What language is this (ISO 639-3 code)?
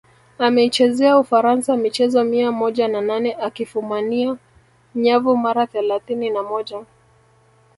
swa